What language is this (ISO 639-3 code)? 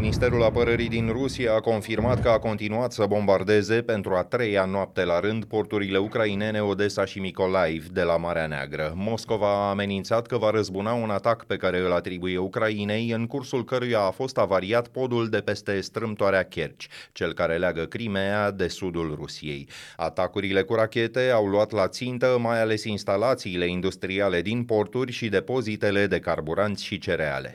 ron